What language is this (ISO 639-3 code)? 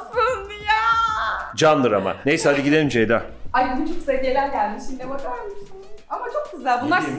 tur